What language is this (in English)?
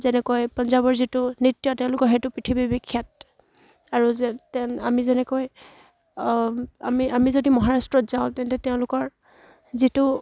Assamese